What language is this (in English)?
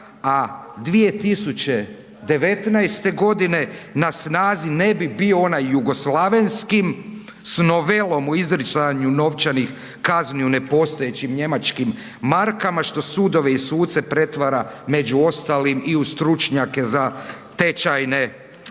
Croatian